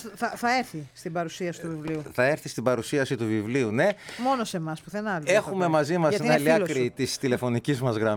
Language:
Greek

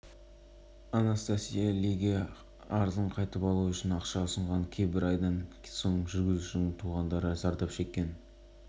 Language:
Kazakh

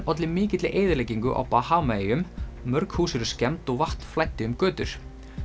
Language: Icelandic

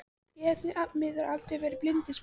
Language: Icelandic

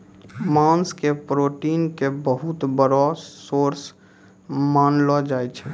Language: Maithili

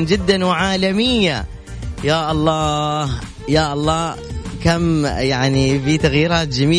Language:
Arabic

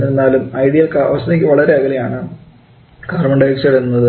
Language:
Malayalam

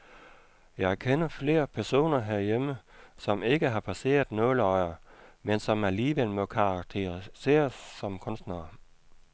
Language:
Danish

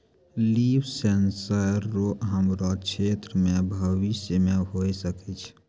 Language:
Maithili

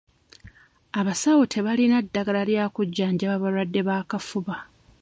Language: Ganda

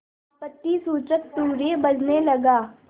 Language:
Hindi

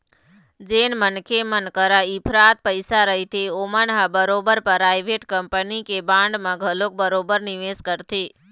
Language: Chhattisgarhi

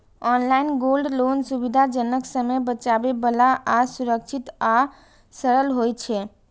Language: Maithili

